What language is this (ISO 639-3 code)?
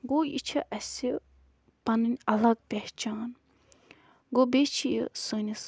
kas